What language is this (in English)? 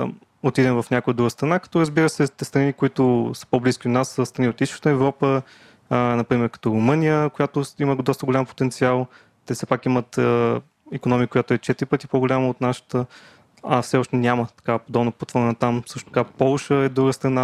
Bulgarian